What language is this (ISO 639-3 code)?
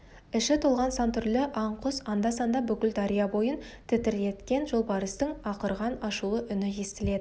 kaz